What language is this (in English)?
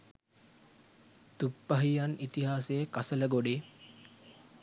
Sinhala